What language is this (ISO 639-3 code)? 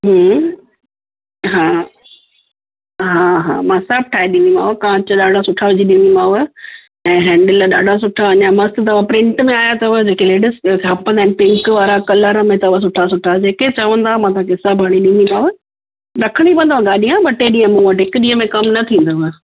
snd